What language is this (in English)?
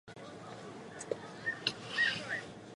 Chinese